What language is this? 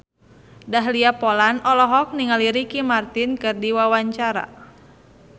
Sundanese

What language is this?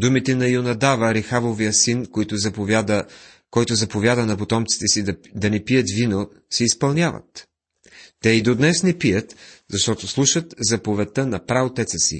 Bulgarian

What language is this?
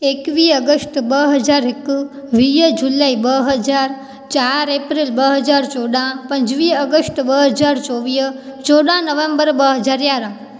Sindhi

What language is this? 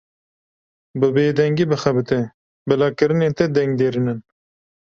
Kurdish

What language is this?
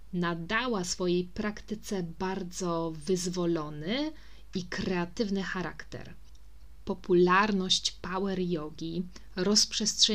Polish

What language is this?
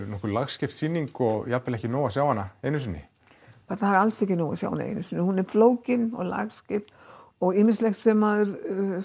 Icelandic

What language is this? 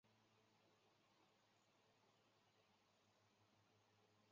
Chinese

